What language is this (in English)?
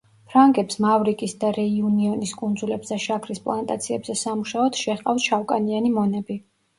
Georgian